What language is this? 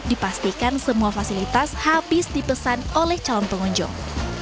Indonesian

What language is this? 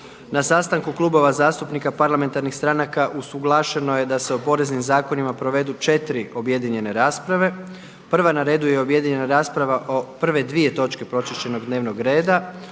Croatian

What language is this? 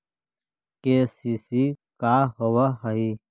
Magahi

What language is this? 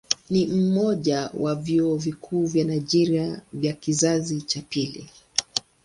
Swahili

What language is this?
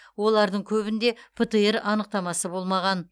Kazakh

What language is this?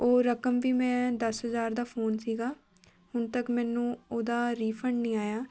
Punjabi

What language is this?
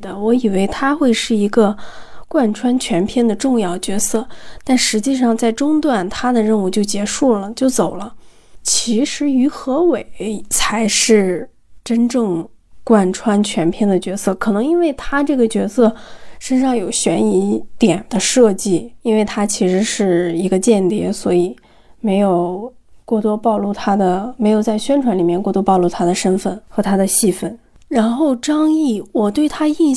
Chinese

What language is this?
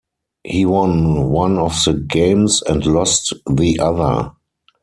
English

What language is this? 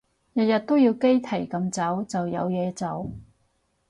Cantonese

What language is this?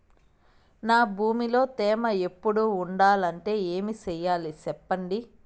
Telugu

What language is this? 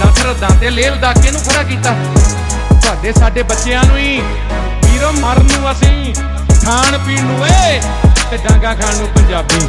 Punjabi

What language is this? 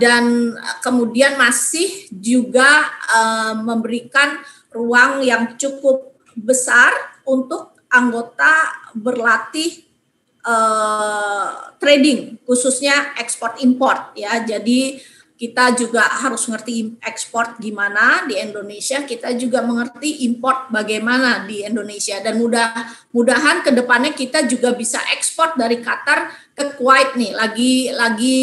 Indonesian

